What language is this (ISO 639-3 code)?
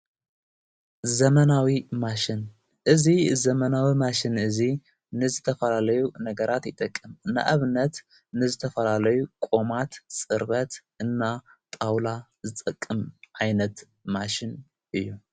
tir